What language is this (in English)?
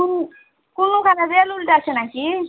Bangla